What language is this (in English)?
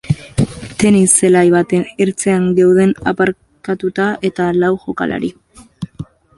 Basque